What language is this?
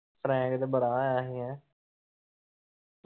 Punjabi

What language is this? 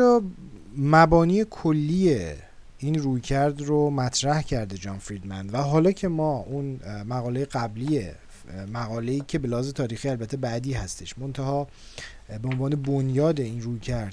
Persian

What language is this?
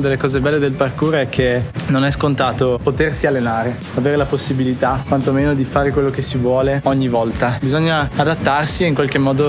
Italian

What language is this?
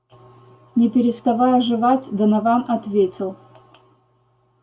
Russian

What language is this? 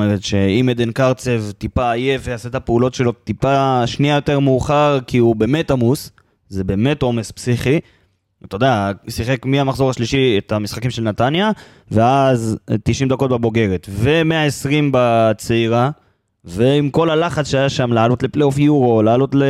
Hebrew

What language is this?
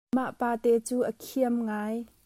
Hakha Chin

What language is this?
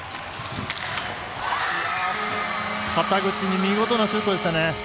Japanese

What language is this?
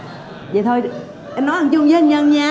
Vietnamese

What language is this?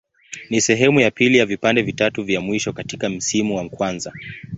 Swahili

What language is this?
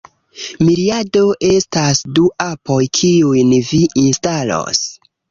Esperanto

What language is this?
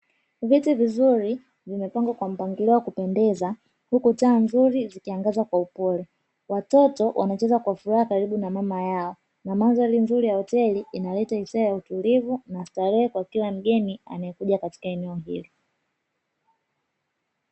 Swahili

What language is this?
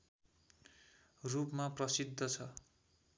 Nepali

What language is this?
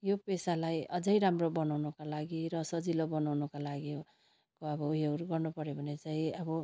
Nepali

